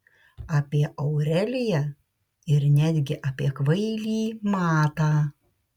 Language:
Lithuanian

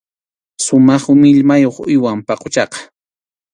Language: Arequipa-La Unión Quechua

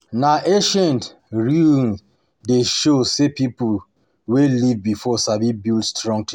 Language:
Nigerian Pidgin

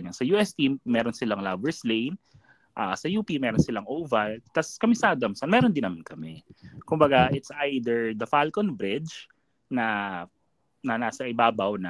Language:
Filipino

